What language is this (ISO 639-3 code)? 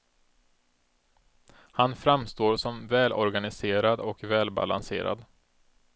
swe